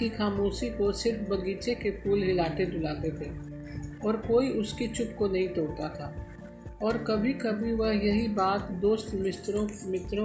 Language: Hindi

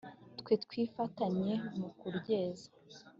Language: Kinyarwanda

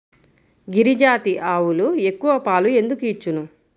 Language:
Telugu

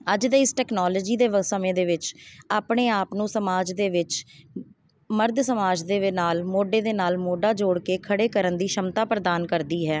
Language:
Punjabi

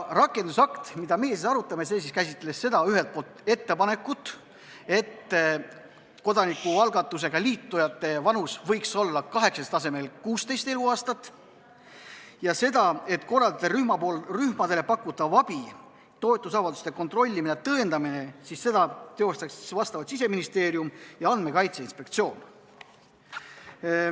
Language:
Estonian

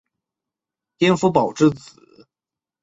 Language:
Chinese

